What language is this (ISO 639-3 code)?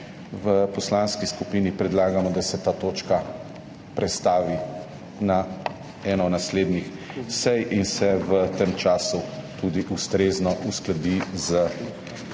slv